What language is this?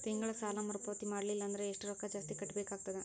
Kannada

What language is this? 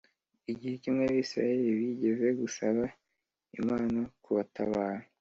Kinyarwanda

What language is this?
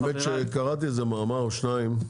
Hebrew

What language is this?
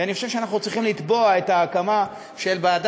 Hebrew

